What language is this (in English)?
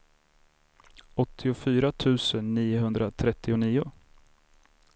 Swedish